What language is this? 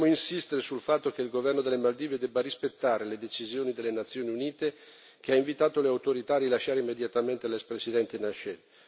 Italian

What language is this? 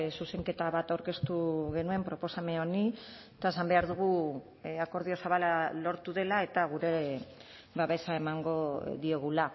Basque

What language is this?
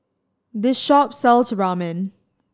English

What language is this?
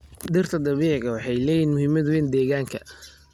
Somali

